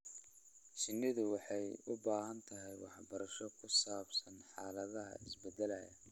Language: Somali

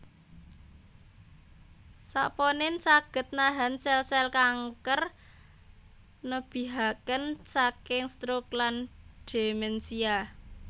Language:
Javanese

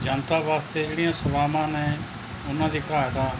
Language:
Punjabi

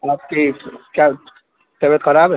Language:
Urdu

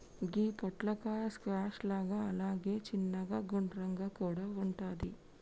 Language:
Telugu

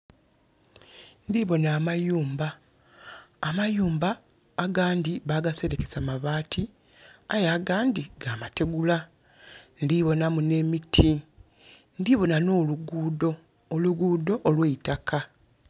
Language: Soga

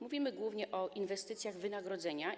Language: Polish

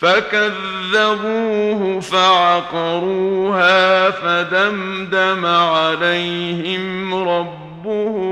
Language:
Arabic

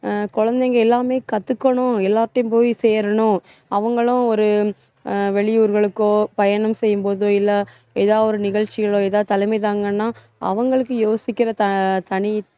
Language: Tamil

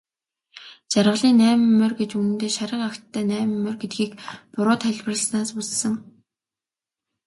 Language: Mongolian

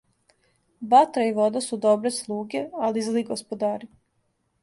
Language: Serbian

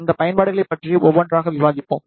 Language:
Tamil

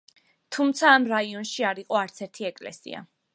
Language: Georgian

